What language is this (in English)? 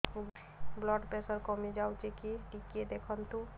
Odia